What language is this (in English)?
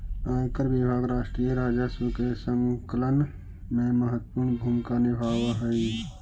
Magahi